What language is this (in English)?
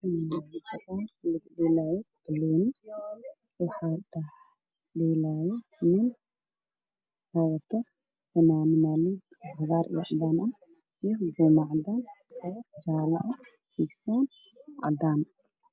Somali